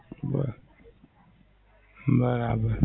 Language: Gujarati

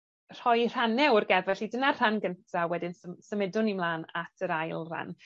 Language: Welsh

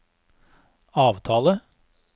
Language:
Norwegian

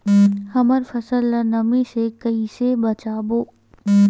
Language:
Chhattisgarhi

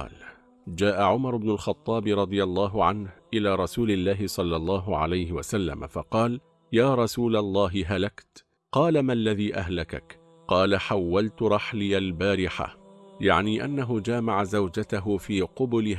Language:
Arabic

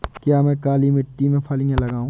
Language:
Hindi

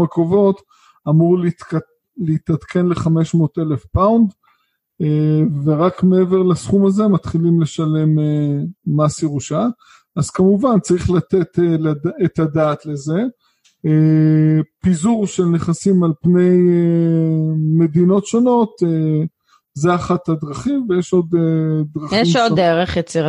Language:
Hebrew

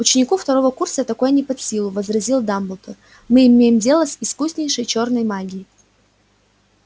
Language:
Russian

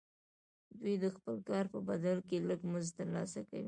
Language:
Pashto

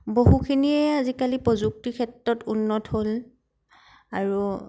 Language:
Assamese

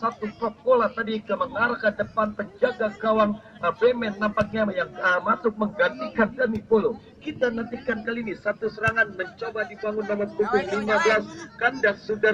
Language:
Indonesian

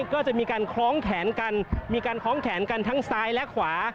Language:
Thai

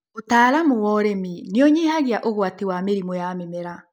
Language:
Kikuyu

